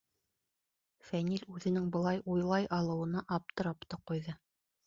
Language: Bashkir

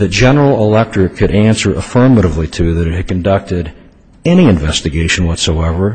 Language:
English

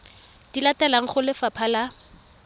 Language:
Tswana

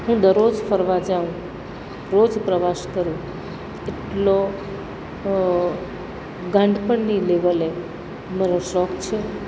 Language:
Gujarati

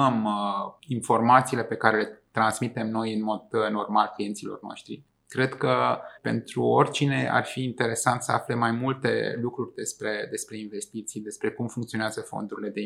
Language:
Romanian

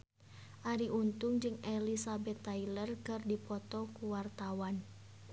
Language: Sundanese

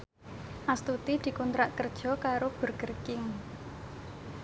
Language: Javanese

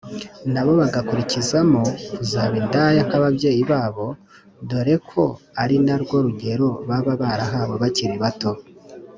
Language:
Kinyarwanda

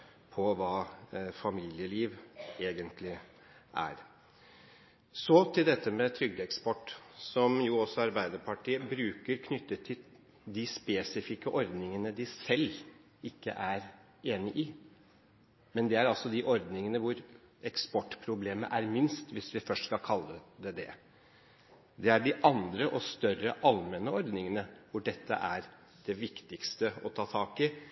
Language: Norwegian Bokmål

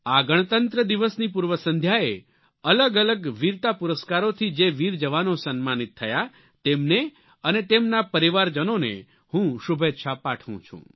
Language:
Gujarati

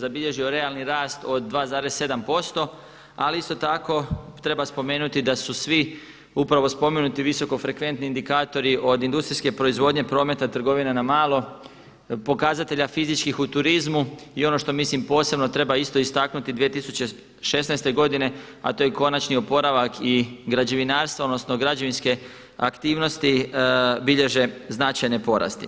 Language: Croatian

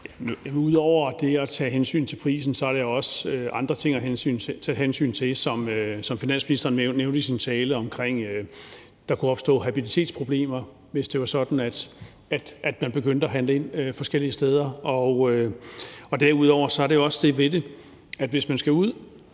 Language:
Danish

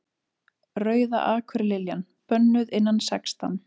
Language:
Icelandic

